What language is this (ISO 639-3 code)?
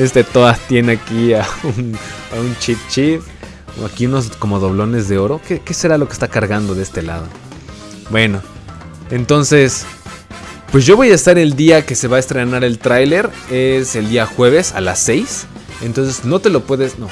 spa